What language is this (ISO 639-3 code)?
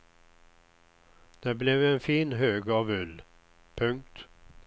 swe